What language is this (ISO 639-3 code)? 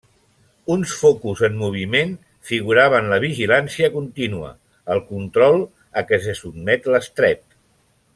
cat